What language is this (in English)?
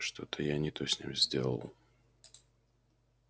Russian